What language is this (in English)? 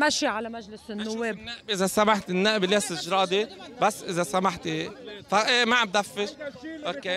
Arabic